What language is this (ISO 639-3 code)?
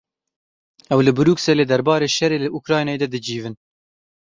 kur